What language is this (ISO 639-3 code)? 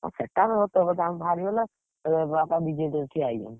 ori